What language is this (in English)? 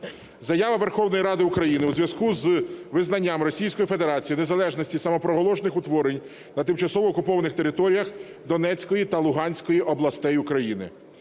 Ukrainian